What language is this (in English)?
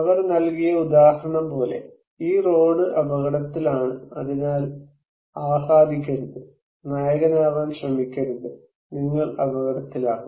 Malayalam